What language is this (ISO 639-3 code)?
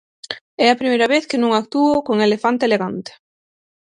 glg